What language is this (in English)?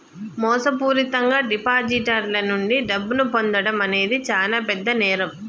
Telugu